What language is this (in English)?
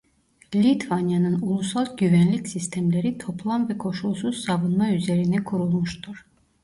Turkish